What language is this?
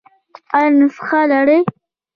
Pashto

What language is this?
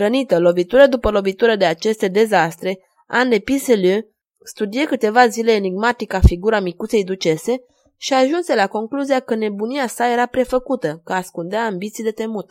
Romanian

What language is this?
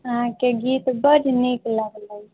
Maithili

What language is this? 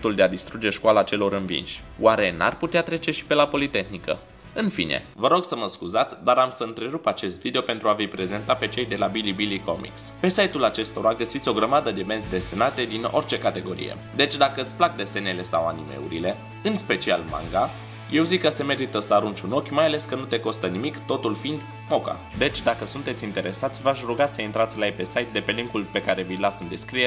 Romanian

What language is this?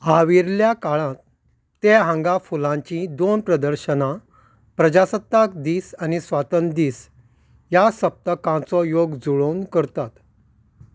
Konkani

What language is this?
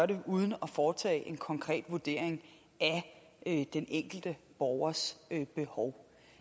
Danish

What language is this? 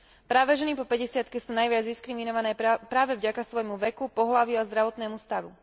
Slovak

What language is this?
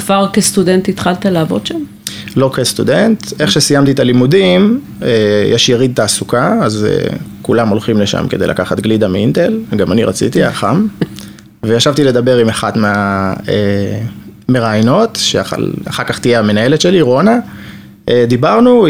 Hebrew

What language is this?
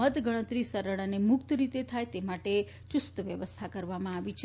Gujarati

